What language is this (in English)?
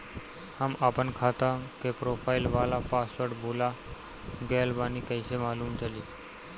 Bhojpuri